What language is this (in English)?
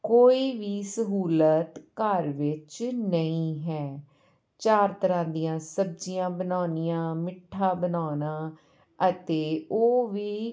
Punjabi